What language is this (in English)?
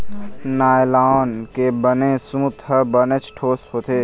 Chhattisgarhi